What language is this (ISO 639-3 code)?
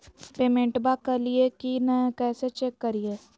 mag